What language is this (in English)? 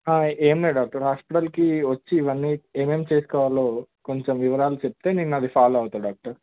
Telugu